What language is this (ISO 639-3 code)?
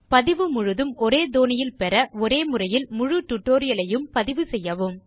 tam